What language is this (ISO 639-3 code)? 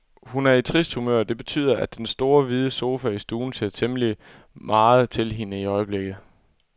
dan